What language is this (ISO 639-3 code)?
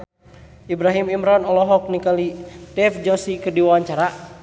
sun